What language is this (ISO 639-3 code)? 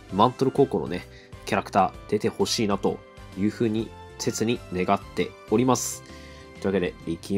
jpn